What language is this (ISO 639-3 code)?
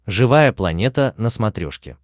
rus